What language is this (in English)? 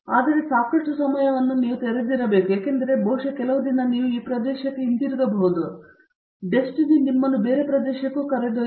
Kannada